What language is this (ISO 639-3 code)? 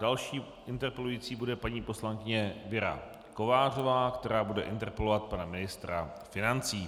ces